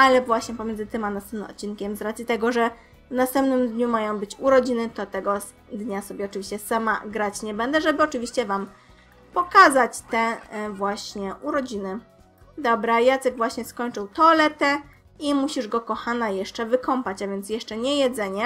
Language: Polish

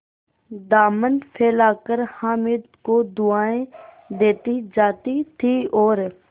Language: Hindi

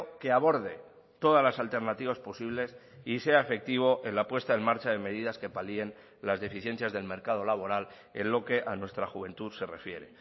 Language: Spanish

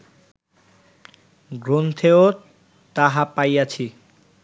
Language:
Bangla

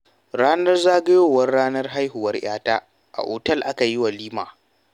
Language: Hausa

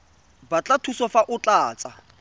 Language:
Tswana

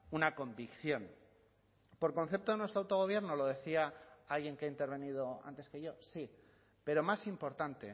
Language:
Spanish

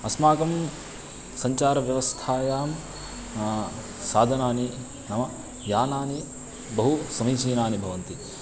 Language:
Sanskrit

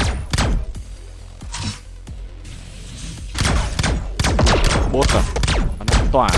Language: Vietnamese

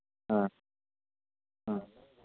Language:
Manipuri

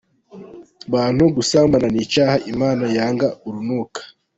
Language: Kinyarwanda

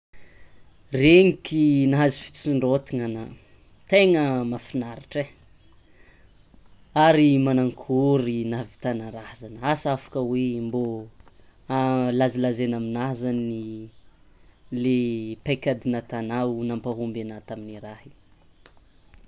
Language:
Tsimihety Malagasy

